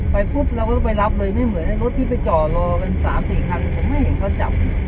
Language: Thai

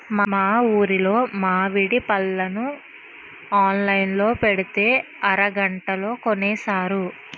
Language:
Telugu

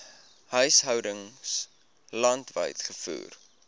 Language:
Afrikaans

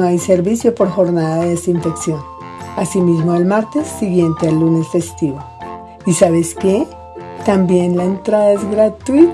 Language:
Spanish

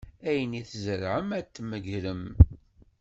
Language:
Kabyle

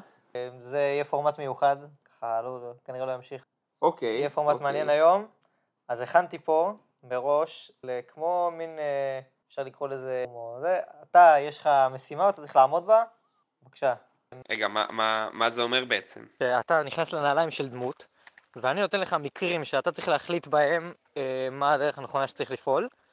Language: Hebrew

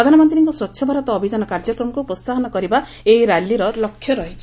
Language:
Odia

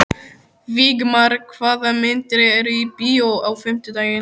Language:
Icelandic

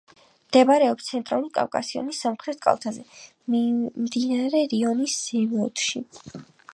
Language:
Georgian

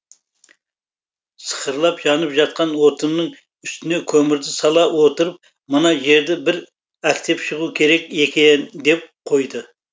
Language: Kazakh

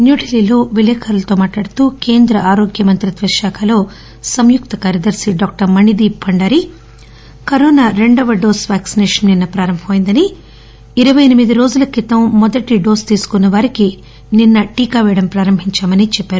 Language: Telugu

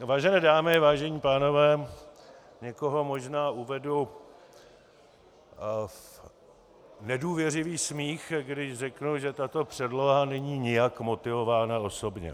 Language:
Czech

